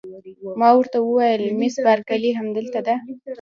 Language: Pashto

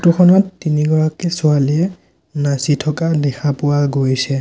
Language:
Assamese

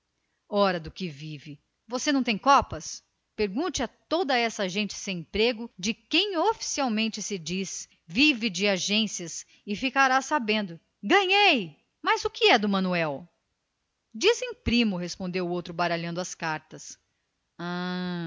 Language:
Portuguese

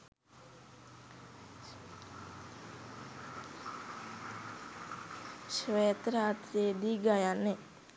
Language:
Sinhala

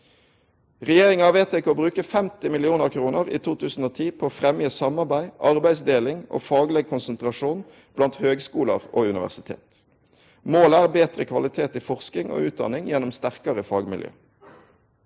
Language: Norwegian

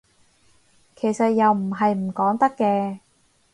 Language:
Cantonese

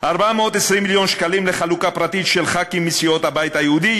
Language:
Hebrew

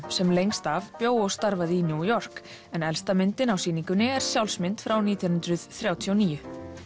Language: Icelandic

